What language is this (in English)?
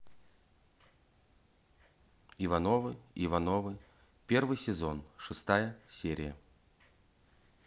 Russian